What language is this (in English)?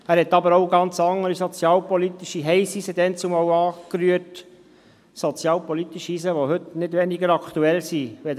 Swiss German